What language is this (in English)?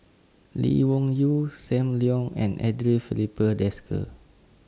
English